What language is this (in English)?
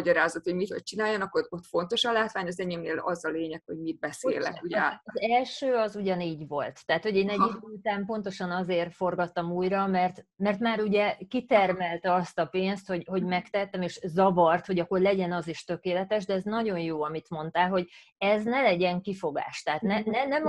Hungarian